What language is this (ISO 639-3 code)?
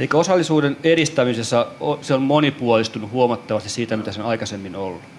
fin